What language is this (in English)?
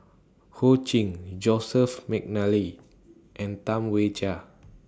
English